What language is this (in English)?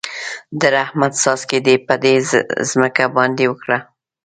Pashto